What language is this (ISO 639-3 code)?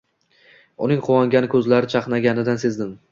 uzb